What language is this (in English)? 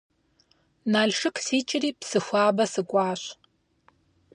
Kabardian